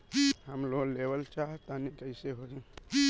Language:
Bhojpuri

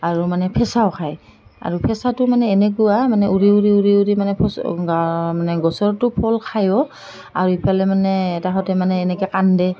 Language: Assamese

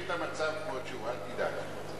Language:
Hebrew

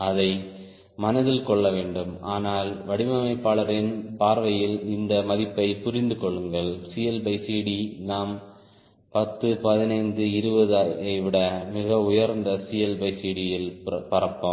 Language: Tamil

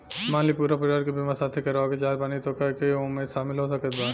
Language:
Bhojpuri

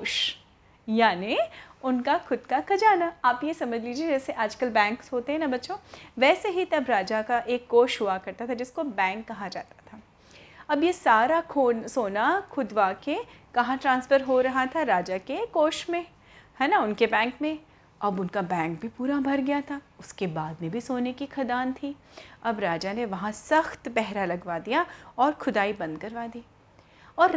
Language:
Hindi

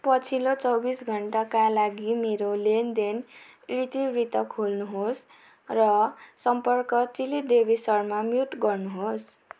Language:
Nepali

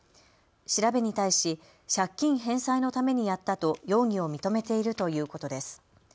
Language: Japanese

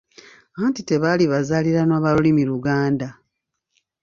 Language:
Ganda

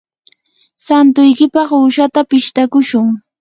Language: Yanahuanca Pasco Quechua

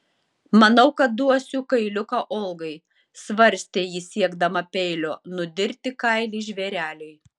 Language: Lithuanian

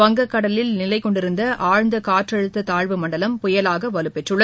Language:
Tamil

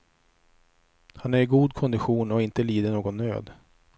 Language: Swedish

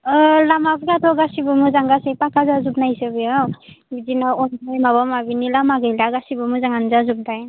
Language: Bodo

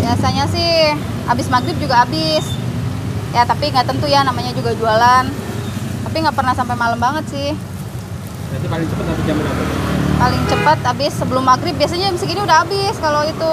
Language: Indonesian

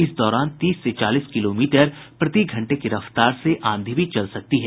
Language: Hindi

